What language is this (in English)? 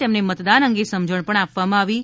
Gujarati